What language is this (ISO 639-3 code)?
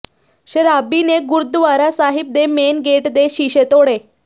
pan